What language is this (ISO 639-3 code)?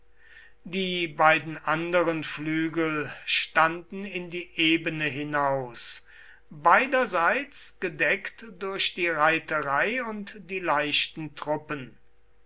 deu